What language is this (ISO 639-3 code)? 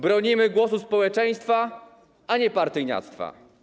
pol